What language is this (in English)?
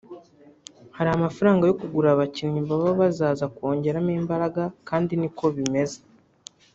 Kinyarwanda